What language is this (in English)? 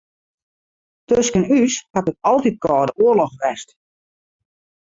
Western Frisian